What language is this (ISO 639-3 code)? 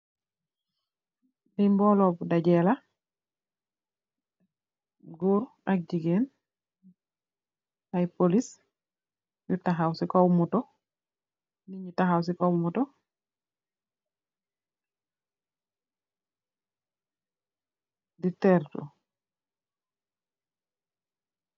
wol